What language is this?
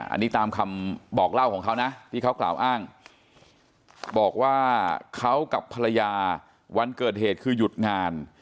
Thai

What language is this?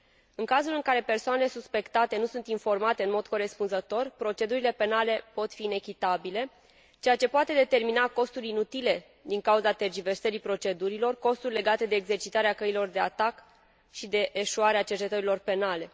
Romanian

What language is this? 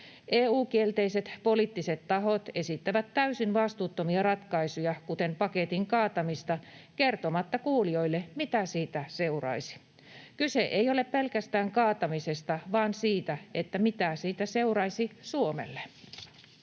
Finnish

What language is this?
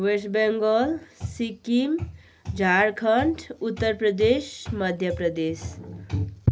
Nepali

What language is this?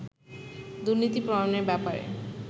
Bangla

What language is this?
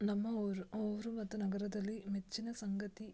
Kannada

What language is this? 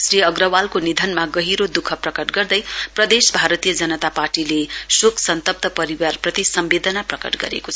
Nepali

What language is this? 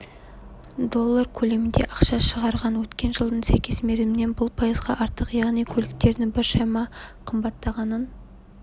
Kazakh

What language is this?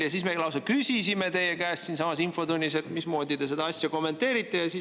Estonian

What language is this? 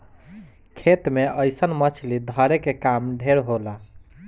Bhojpuri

